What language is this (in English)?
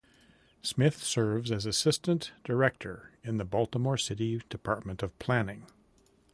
English